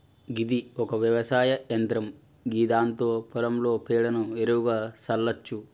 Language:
Telugu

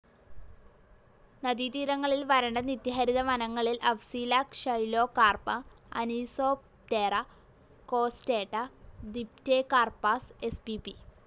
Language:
Malayalam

